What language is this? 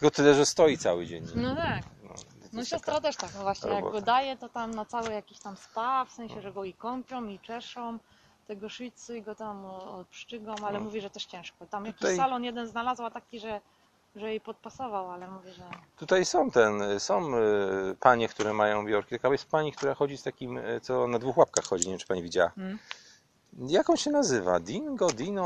Polish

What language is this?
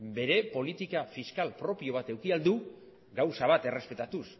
Basque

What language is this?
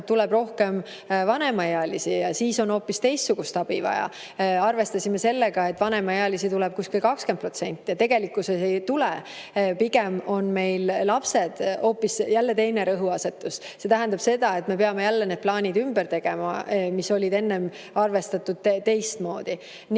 Estonian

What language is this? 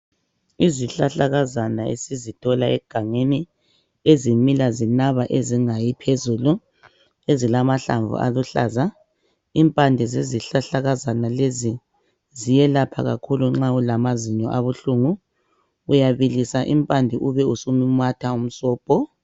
North Ndebele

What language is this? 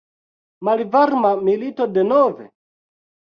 Esperanto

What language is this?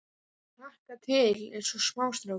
Icelandic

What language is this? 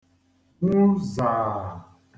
Igbo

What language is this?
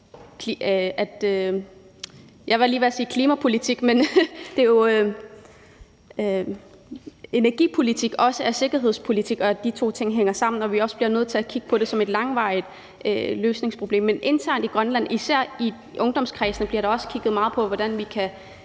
Danish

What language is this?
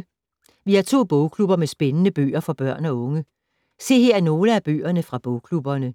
Danish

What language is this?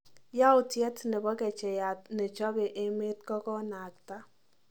Kalenjin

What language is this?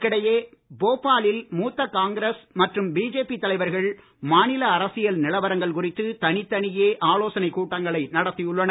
Tamil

